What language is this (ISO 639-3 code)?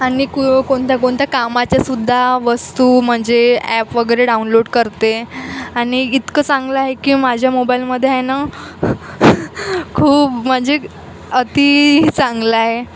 mar